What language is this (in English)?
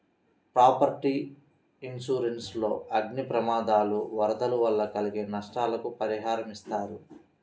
Telugu